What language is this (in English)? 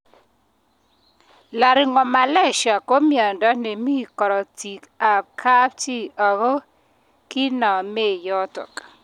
Kalenjin